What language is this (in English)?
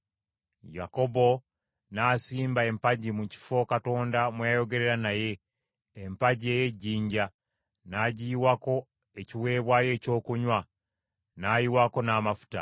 Ganda